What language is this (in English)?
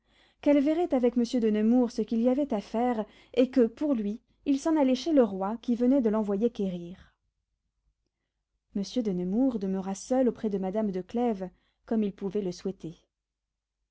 French